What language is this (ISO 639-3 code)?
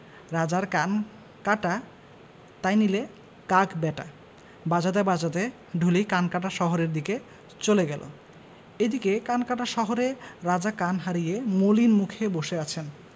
ben